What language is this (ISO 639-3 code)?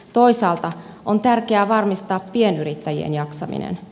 fin